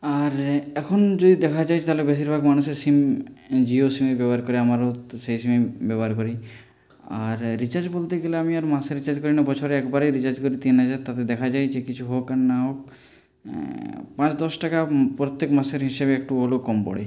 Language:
Bangla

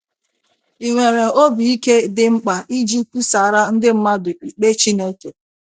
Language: Igbo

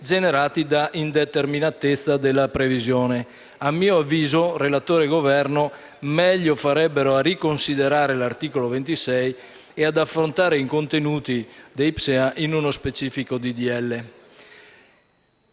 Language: Italian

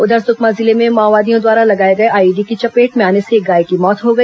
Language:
Hindi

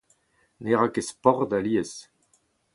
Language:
Breton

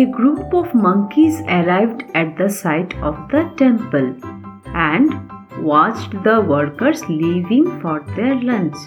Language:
English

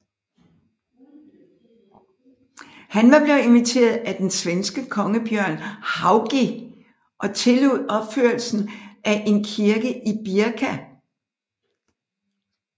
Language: Danish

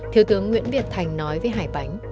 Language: Vietnamese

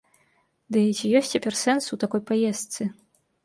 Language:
Belarusian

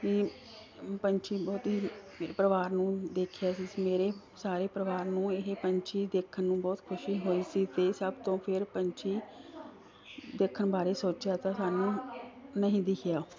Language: Punjabi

